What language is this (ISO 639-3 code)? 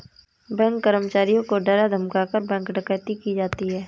hin